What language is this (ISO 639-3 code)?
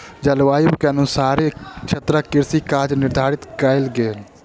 mai